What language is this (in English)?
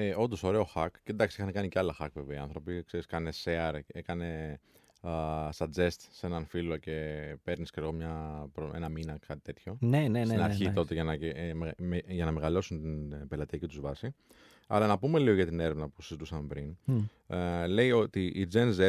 Greek